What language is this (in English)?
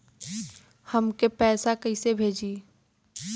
Bhojpuri